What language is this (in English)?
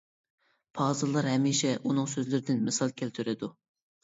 Uyghur